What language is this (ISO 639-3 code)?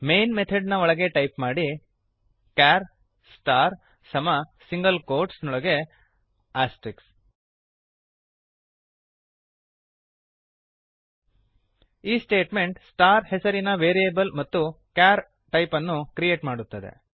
kan